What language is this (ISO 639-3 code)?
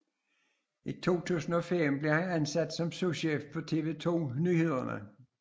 dan